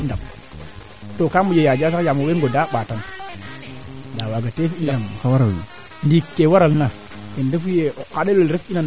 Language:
Serer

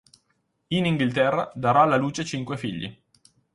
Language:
Italian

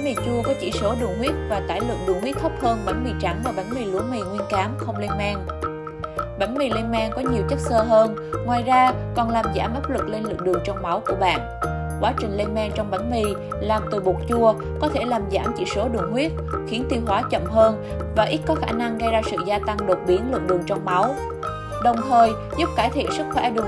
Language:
Vietnamese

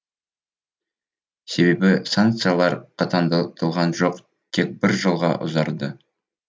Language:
Kazakh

